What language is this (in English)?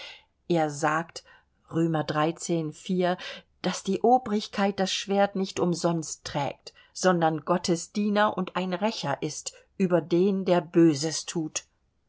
German